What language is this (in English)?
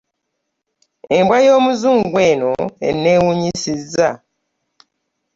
Ganda